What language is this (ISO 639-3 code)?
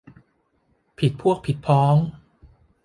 tha